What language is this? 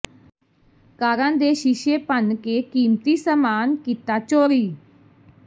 Punjabi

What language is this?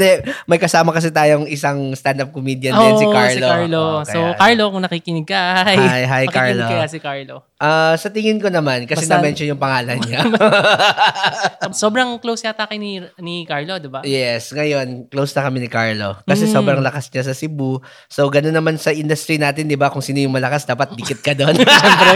Filipino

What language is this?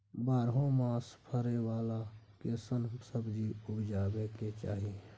Maithili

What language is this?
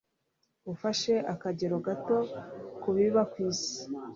Kinyarwanda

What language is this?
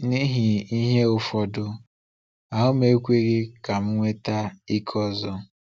Igbo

